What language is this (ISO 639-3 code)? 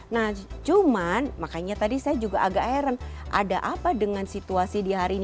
ind